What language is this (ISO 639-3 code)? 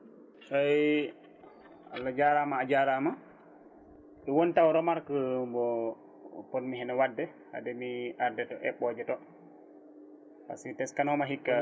ful